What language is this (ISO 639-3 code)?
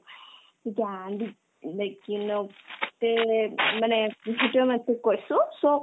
asm